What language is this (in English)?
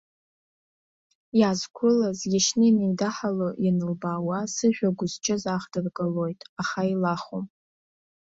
Abkhazian